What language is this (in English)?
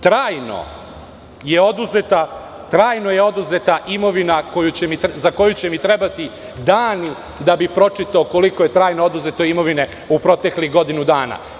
Serbian